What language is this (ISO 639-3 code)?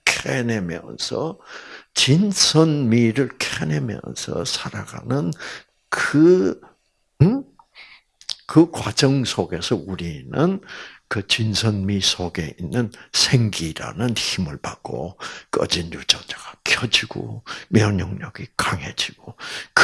kor